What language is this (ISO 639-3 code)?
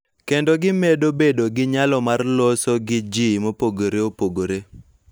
luo